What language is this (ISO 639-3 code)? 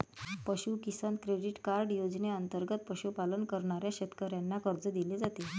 mar